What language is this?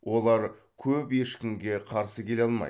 Kazakh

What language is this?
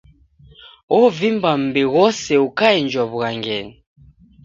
Taita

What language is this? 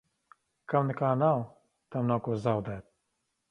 Latvian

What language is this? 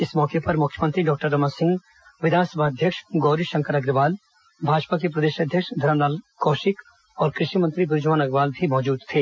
Hindi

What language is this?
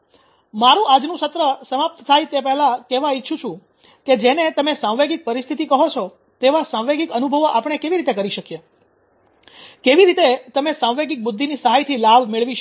Gujarati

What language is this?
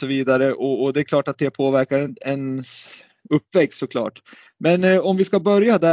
Swedish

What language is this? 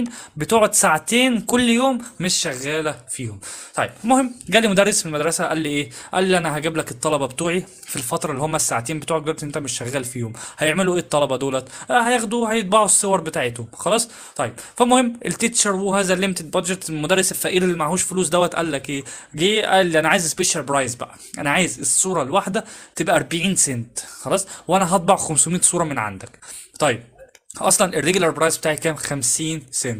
Arabic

